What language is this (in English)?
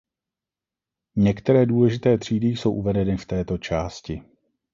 Czech